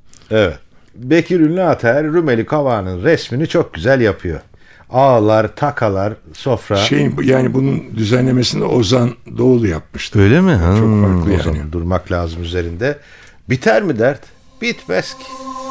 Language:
Turkish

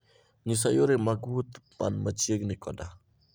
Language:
Luo (Kenya and Tanzania)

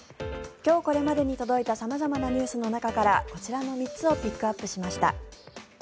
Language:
Japanese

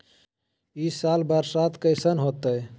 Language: Magahi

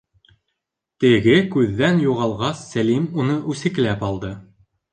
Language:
Bashkir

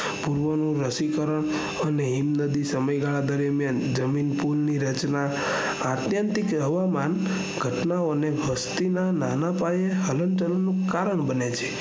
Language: Gujarati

